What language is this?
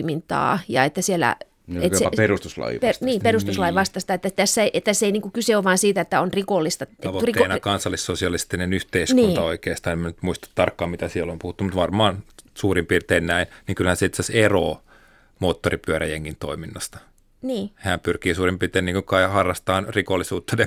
Finnish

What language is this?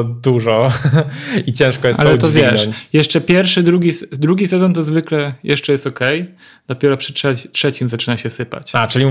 Polish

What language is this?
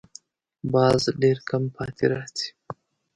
Pashto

